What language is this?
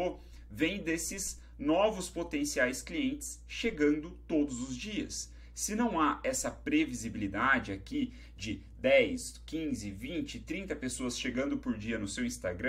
Portuguese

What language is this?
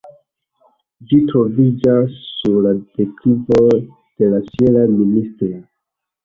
Esperanto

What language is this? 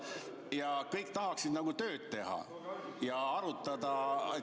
Estonian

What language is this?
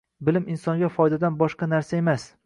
Uzbek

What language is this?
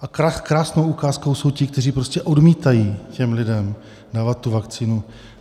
Czech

